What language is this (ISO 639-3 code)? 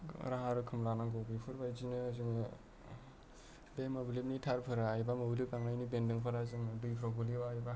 brx